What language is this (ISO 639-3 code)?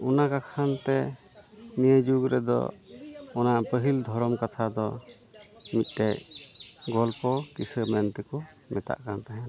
sat